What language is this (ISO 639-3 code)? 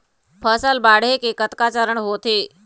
hne